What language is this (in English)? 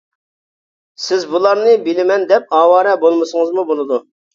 Uyghur